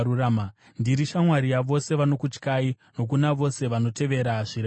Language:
Shona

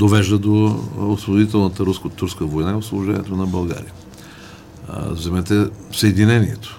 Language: Bulgarian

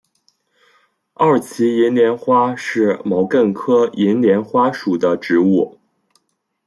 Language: Chinese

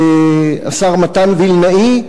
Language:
Hebrew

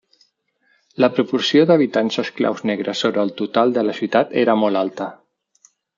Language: Catalan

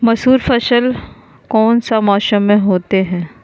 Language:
Magahi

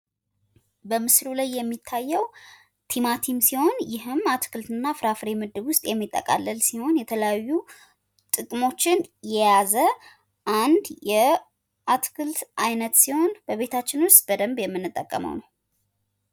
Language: Amharic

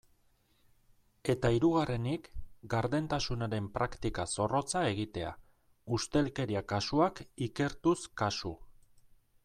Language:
Basque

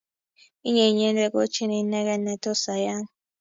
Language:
Kalenjin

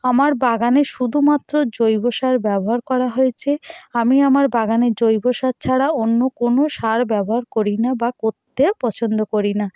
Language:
Bangla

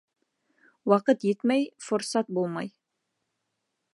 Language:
Bashkir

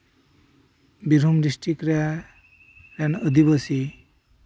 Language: Santali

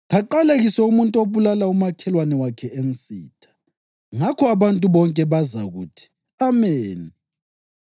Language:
North Ndebele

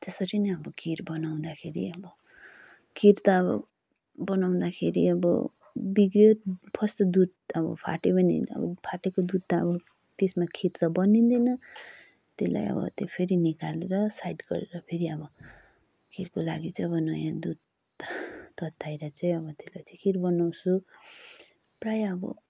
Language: Nepali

